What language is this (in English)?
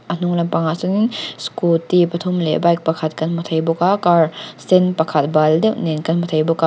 Mizo